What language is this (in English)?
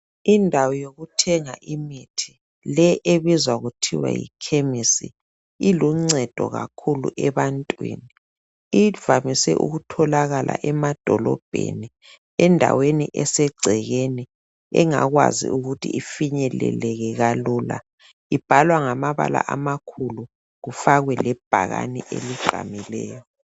North Ndebele